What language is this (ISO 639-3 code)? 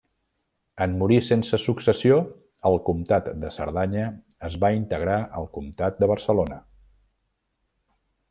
cat